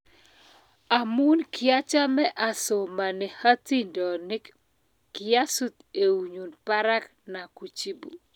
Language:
Kalenjin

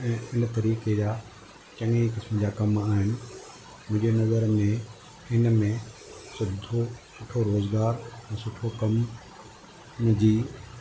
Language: Sindhi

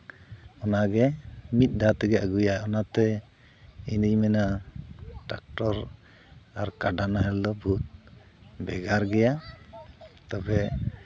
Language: Santali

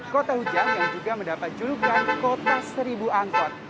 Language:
Indonesian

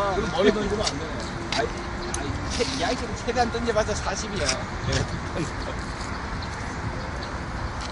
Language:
Korean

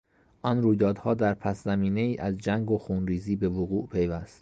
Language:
Persian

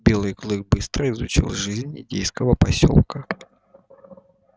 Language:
Russian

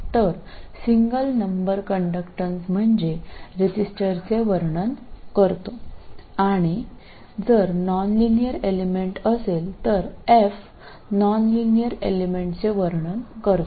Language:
Marathi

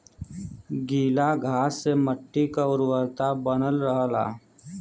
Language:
Bhojpuri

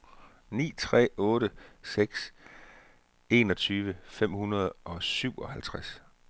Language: Danish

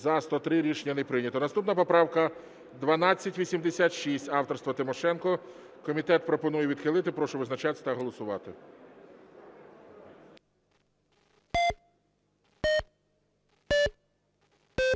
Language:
Ukrainian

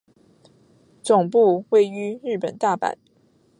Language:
Chinese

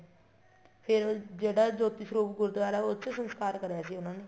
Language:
Punjabi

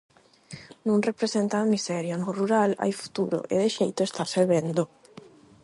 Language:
Galician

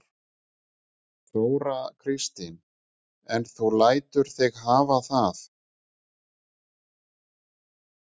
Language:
Icelandic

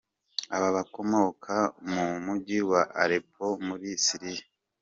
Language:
Kinyarwanda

